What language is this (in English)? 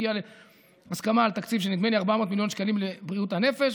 Hebrew